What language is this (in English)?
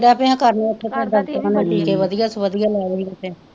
Punjabi